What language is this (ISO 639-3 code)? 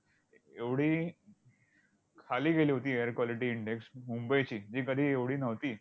mar